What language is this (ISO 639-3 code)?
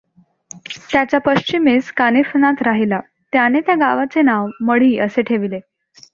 mar